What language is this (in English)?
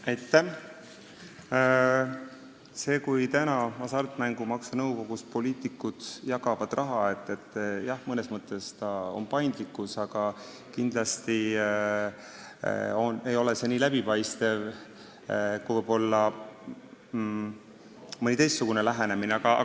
Estonian